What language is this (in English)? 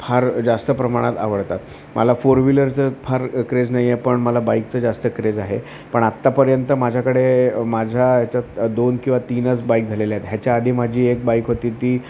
Marathi